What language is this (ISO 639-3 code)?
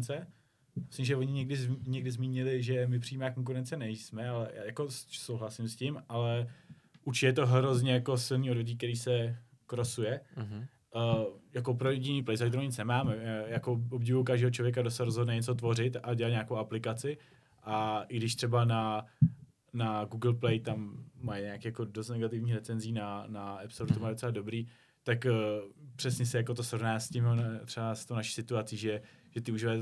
ces